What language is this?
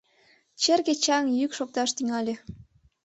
Mari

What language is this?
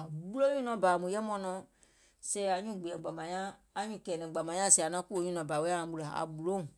Gola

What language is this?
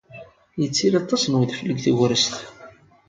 Kabyle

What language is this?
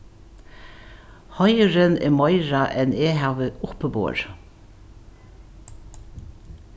Faroese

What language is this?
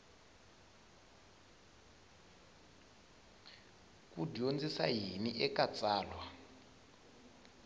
Tsonga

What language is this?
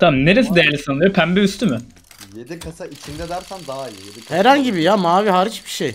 Turkish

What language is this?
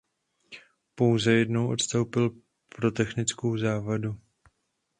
Czech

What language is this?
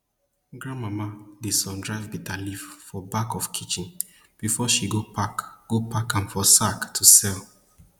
Nigerian Pidgin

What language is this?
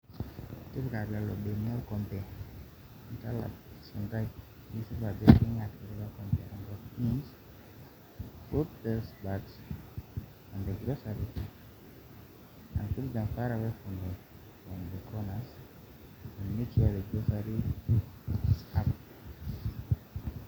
Masai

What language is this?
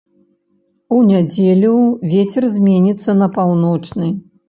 Belarusian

